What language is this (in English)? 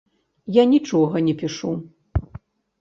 Belarusian